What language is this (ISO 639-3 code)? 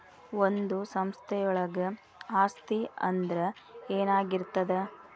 kan